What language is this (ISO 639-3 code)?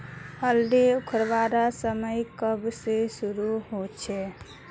mag